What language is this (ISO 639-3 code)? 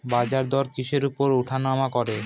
ben